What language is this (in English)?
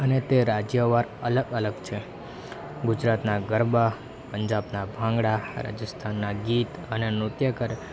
Gujarati